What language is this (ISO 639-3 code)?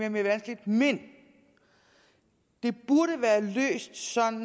dan